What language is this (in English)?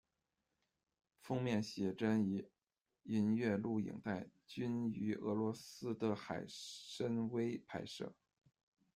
Chinese